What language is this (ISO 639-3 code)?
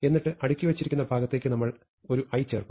mal